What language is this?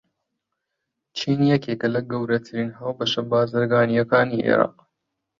Central Kurdish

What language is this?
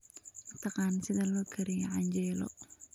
Somali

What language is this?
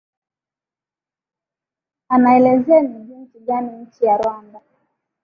Swahili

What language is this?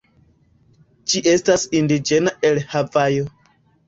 Esperanto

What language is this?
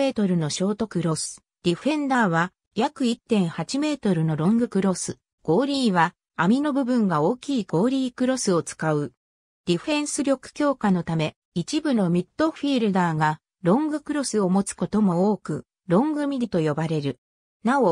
Japanese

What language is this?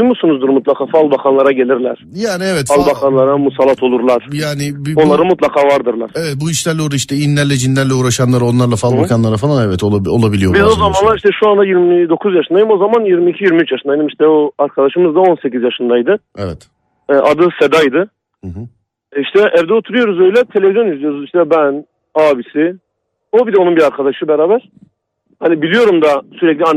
Turkish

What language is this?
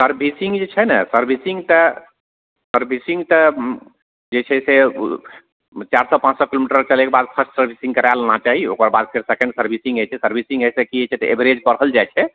Maithili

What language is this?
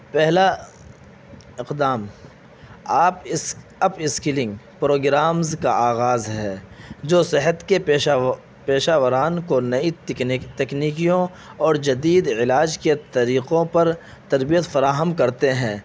Urdu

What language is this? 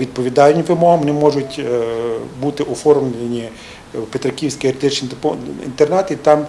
Ukrainian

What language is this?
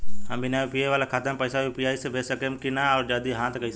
Bhojpuri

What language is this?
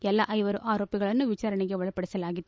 Kannada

